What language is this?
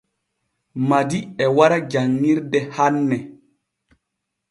Borgu Fulfulde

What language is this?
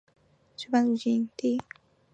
Chinese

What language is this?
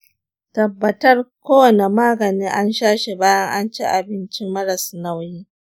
Hausa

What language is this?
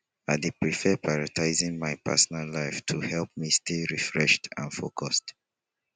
Nigerian Pidgin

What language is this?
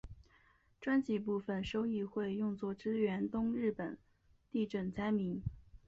Chinese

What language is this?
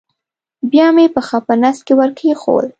Pashto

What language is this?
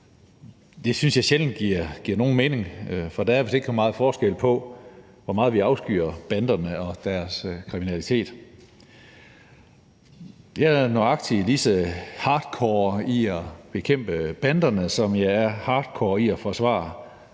Danish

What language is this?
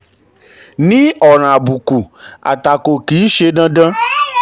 Yoruba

